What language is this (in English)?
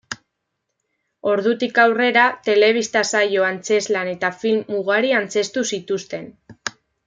Basque